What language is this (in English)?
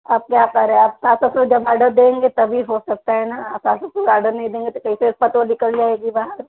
Hindi